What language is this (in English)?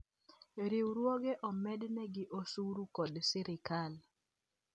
Luo (Kenya and Tanzania)